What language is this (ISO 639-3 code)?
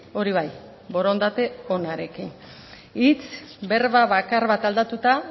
eus